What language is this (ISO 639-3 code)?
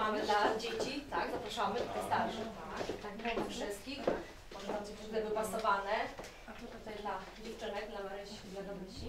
pol